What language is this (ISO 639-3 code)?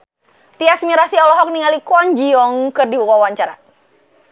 sun